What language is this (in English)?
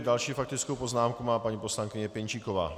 Czech